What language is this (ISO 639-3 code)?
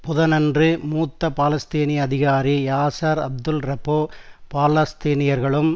tam